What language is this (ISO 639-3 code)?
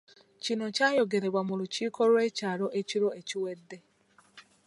lug